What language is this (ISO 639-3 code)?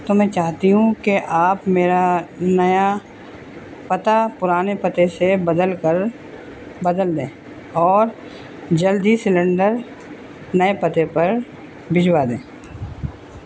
urd